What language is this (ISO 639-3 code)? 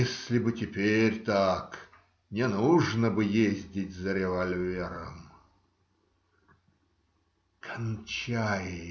rus